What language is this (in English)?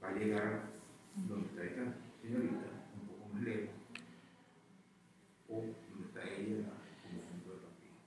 Spanish